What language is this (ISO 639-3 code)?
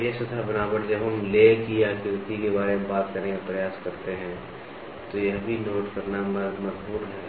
hin